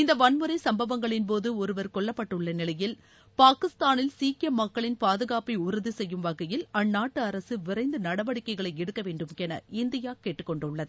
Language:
Tamil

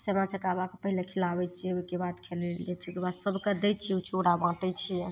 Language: Maithili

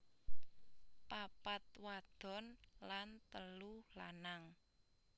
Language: Javanese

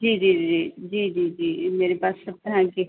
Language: Urdu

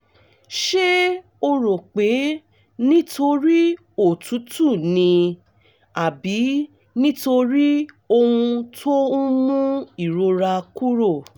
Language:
Yoruba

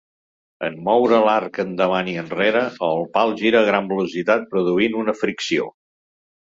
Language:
Catalan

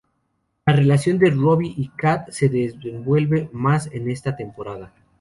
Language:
Spanish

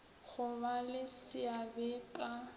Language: Northern Sotho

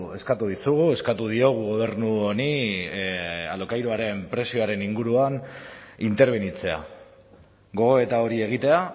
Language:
Basque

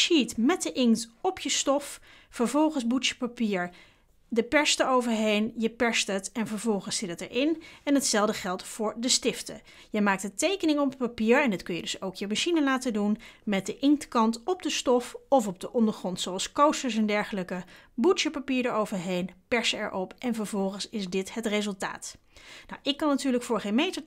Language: Dutch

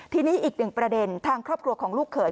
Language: Thai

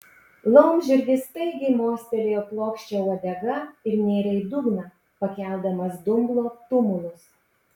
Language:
Lithuanian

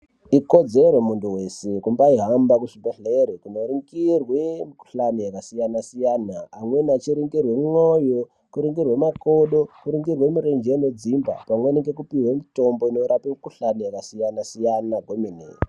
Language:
Ndau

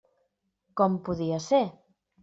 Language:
Catalan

